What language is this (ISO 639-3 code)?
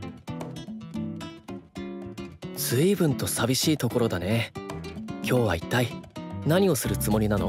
jpn